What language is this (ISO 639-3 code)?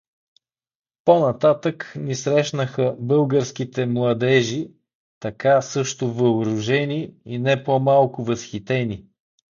bul